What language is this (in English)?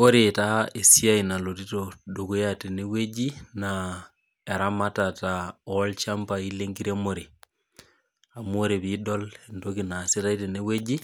Masai